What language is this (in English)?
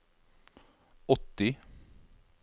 Norwegian